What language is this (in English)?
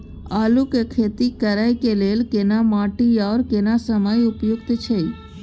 Maithili